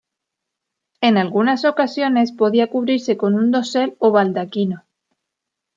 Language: Spanish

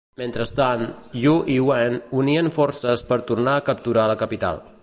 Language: Catalan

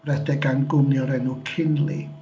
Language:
Welsh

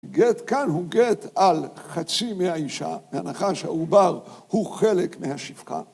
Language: Hebrew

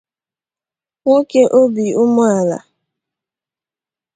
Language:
Igbo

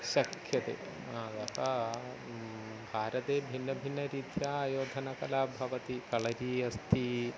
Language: Sanskrit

